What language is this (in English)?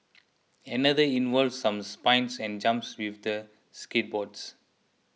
English